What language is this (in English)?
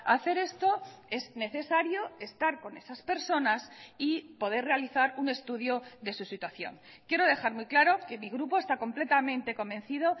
Spanish